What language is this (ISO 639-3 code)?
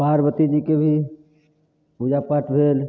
mai